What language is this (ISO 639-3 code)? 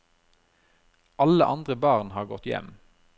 nor